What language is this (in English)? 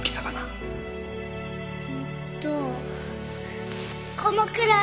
Japanese